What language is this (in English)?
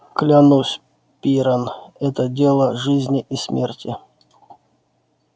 Russian